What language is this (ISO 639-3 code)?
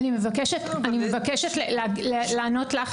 heb